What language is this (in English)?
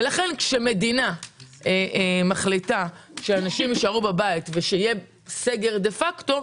Hebrew